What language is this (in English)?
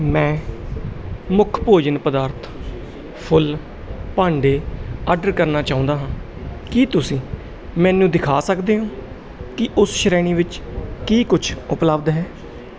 Punjabi